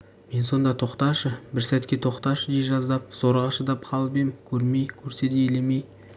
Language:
Kazakh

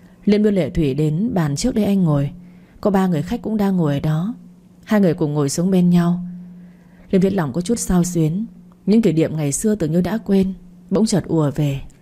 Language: Vietnamese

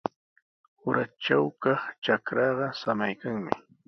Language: Sihuas Ancash Quechua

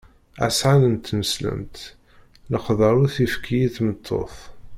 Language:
Kabyle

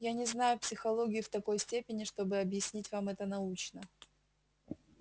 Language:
Russian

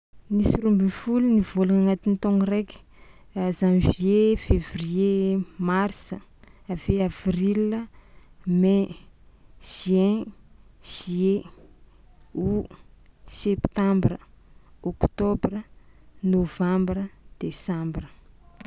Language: Tsimihety Malagasy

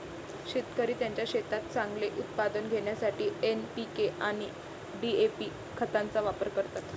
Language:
Marathi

